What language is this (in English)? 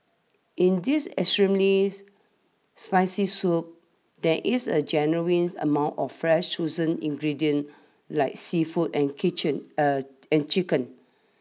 English